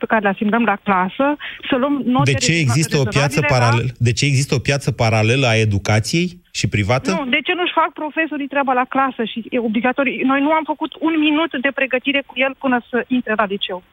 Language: Romanian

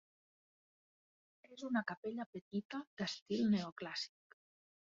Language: Catalan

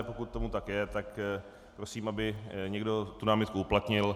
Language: Czech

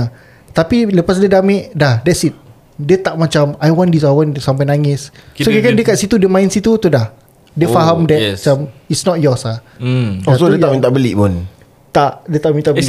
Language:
Malay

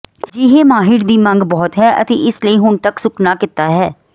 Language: Punjabi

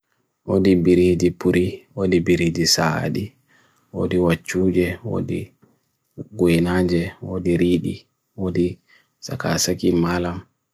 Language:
Bagirmi Fulfulde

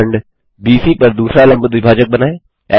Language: Hindi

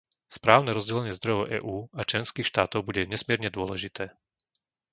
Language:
Slovak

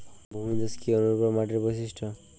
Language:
Bangla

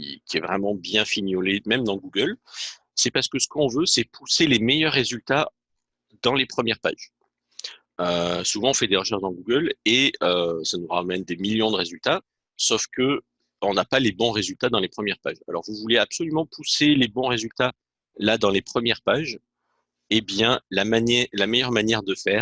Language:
French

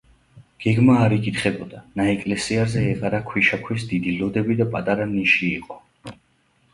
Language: Georgian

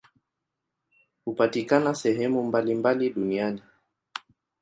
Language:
Swahili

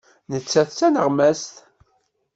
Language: Kabyle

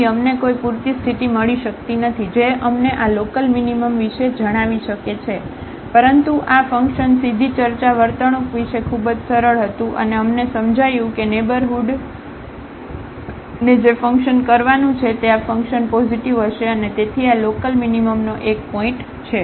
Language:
Gujarati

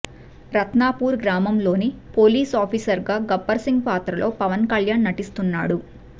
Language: Telugu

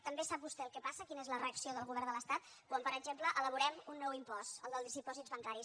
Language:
Catalan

